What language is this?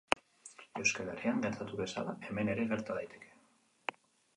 Basque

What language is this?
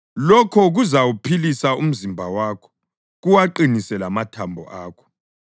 North Ndebele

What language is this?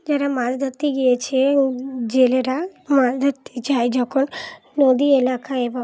Bangla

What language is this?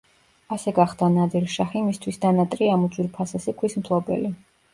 Georgian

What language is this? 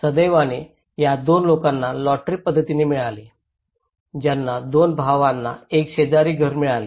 Marathi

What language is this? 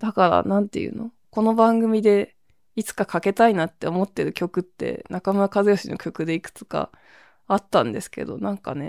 Japanese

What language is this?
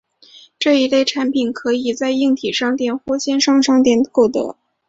Chinese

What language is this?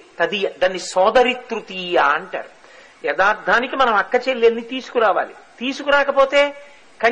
Telugu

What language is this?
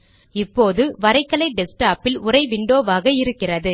Tamil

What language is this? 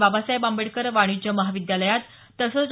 Marathi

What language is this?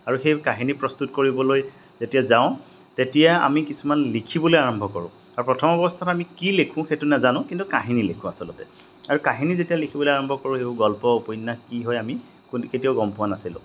Assamese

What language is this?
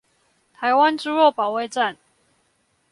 Chinese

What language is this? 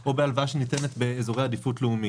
Hebrew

